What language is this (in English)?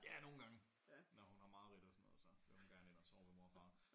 Danish